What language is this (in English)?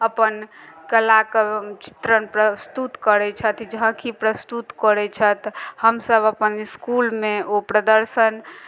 Maithili